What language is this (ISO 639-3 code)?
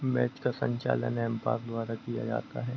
hin